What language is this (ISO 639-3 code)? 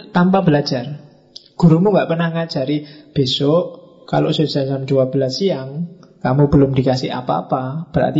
ind